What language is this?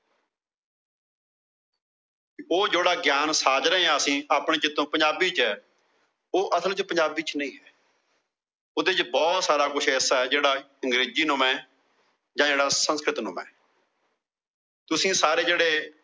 Punjabi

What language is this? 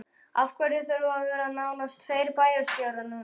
Icelandic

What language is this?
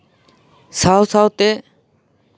Santali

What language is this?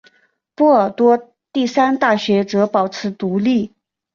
Chinese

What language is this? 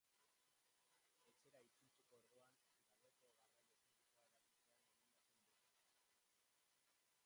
Basque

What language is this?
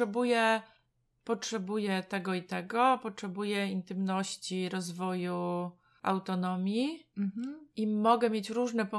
Polish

